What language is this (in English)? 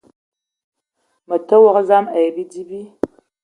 Eton (Cameroon)